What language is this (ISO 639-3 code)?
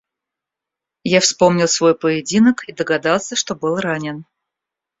rus